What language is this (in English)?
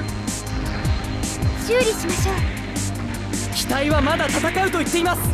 Japanese